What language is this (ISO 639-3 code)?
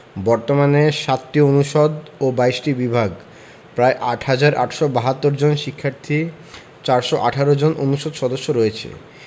ben